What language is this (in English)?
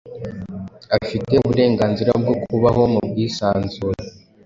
Kinyarwanda